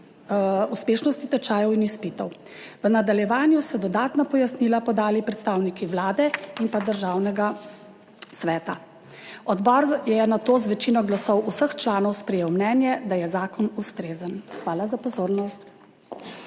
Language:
Slovenian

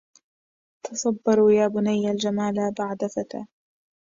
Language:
Arabic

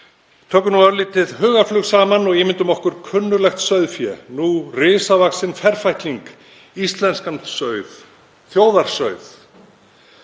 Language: Icelandic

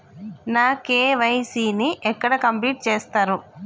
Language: Telugu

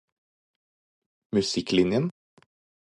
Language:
Norwegian Bokmål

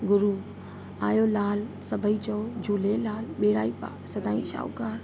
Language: Sindhi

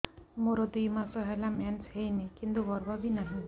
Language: Odia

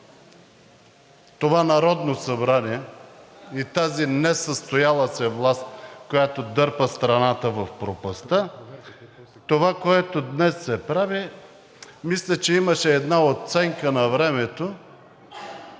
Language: Bulgarian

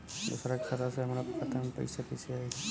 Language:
Bhojpuri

